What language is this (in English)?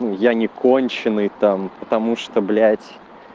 Russian